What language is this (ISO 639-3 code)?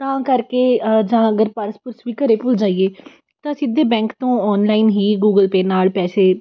pan